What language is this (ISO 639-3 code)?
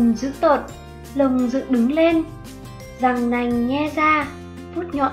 vie